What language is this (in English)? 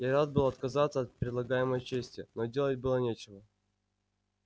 Russian